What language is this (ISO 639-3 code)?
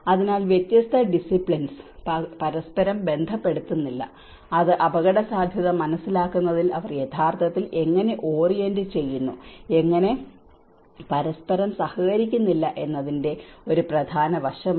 mal